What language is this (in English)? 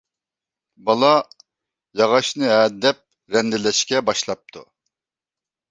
Uyghur